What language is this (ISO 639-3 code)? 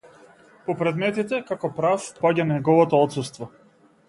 mkd